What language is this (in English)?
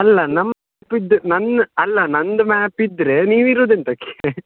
Kannada